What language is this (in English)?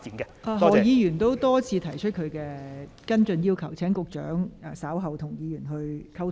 Cantonese